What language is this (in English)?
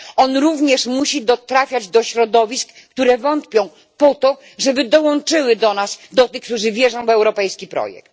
Polish